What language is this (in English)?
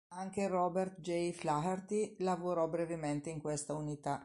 Italian